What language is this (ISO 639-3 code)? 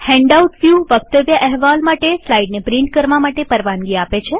guj